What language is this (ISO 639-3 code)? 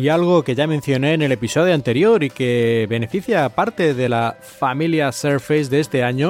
spa